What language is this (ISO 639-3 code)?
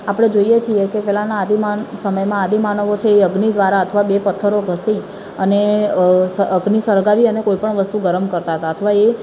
guj